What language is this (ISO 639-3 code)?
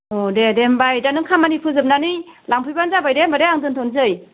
brx